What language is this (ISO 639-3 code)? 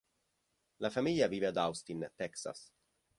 ita